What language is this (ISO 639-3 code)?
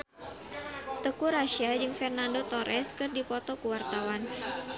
sun